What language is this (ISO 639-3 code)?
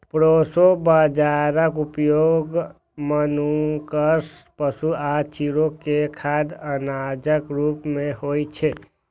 mai